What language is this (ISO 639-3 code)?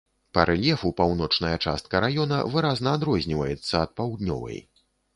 bel